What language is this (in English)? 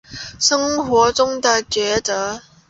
Chinese